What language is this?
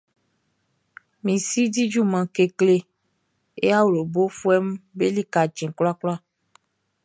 Baoulé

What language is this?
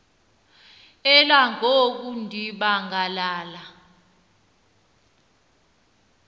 Xhosa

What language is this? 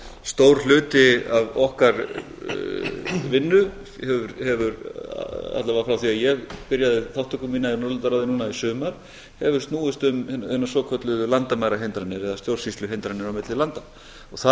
Icelandic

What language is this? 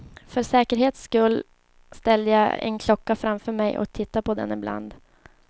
Swedish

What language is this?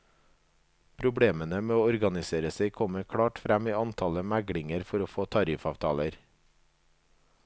Norwegian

